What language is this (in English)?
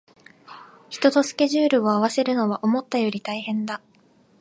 Japanese